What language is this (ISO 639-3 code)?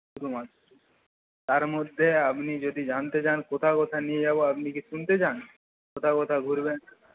ben